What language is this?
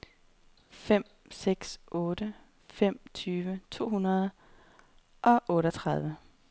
Danish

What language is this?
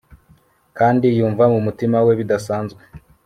Kinyarwanda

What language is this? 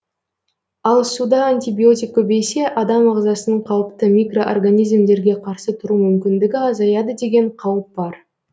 Kazakh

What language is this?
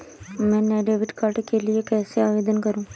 Hindi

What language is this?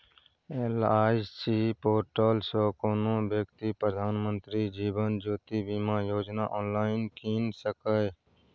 Maithili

